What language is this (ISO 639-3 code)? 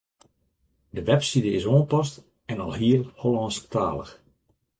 fry